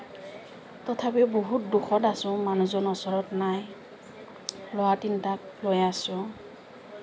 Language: Assamese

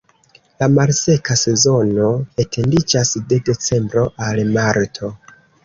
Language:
Esperanto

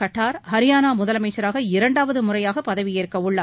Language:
Tamil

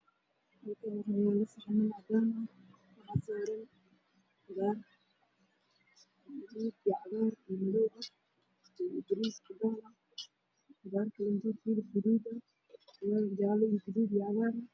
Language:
Somali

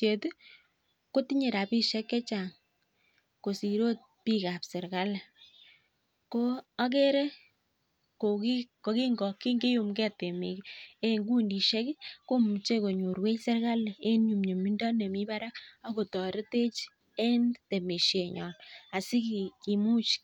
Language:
Kalenjin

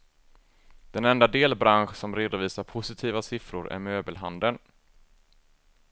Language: Swedish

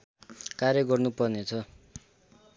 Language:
Nepali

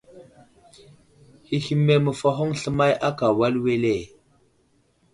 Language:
Wuzlam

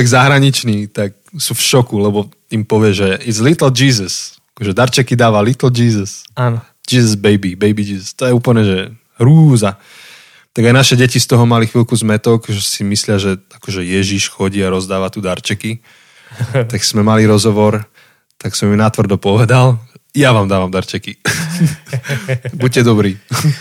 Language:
Slovak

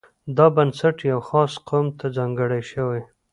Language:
Pashto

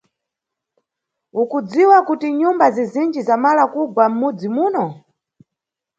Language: Nyungwe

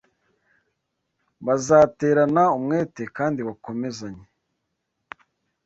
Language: Kinyarwanda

